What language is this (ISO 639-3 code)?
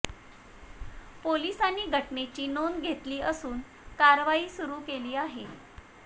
mar